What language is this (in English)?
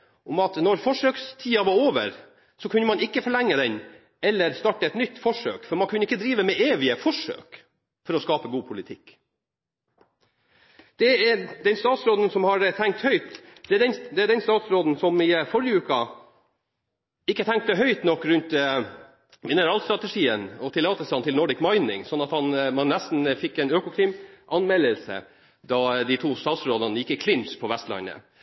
Norwegian Bokmål